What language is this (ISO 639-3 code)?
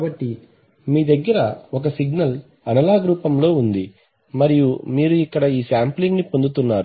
tel